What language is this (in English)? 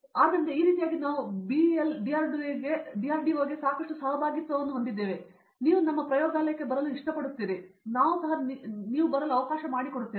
Kannada